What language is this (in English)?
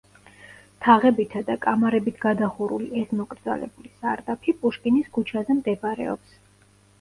Georgian